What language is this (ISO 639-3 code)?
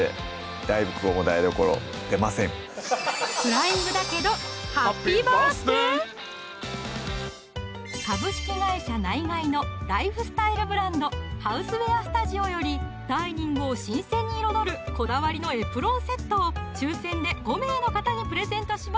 jpn